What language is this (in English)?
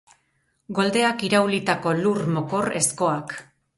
Basque